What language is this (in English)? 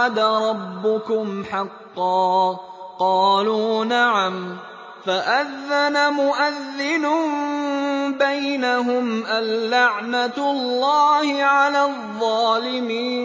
Arabic